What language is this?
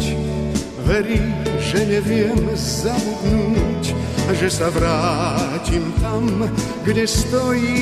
Croatian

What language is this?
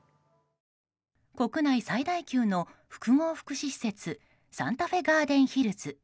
Japanese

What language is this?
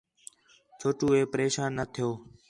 Khetrani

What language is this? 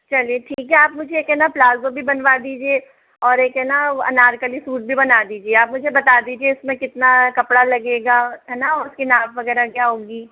Hindi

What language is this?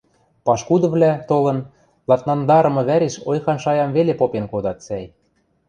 Western Mari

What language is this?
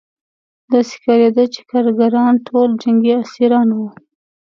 Pashto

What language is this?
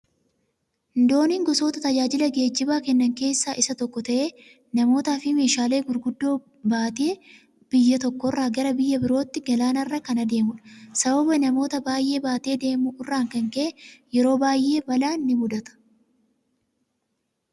Oromo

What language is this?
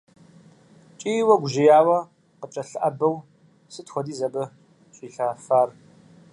Kabardian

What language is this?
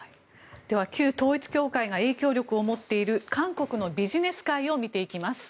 Japanese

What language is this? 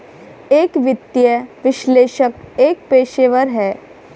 Hindi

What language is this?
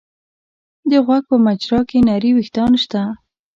Pashto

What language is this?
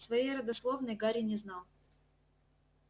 Russian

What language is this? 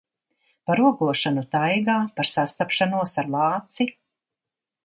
Latvian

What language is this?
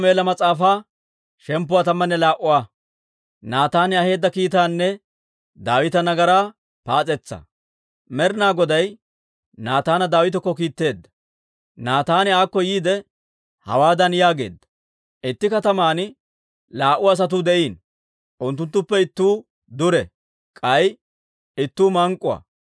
Dawro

